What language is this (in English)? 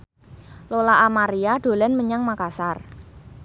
Javanese